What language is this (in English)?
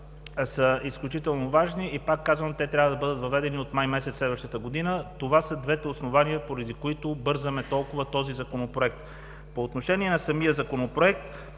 Bulgarian